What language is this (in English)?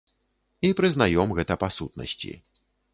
Belarusian